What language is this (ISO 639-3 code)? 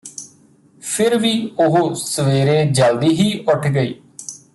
pan